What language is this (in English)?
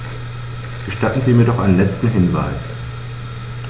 German